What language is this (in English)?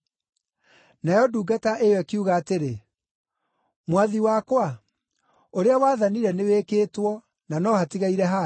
Kikuyu